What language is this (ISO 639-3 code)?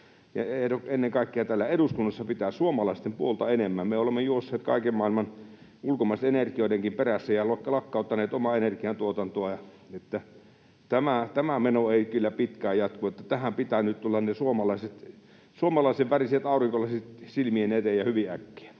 fin